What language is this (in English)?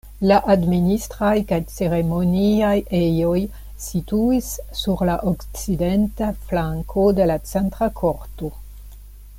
Esperanto